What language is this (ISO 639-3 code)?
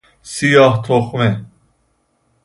fas